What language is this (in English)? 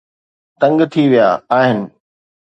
Sindhi